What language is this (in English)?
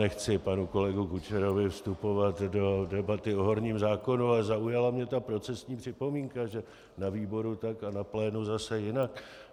Czech